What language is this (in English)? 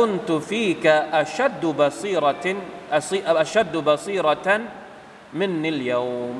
Thai